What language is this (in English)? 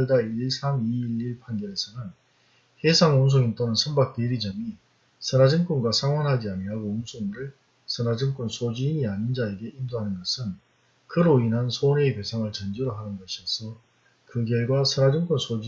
Korean